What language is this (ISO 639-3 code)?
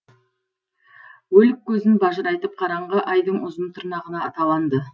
kaz